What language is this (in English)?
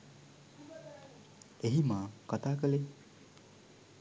Sinhala